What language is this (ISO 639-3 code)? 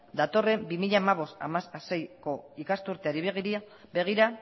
eus